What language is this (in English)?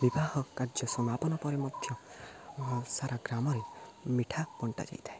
Odia